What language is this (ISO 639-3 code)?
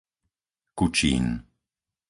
slk